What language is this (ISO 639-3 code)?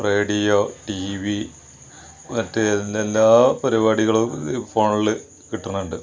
mal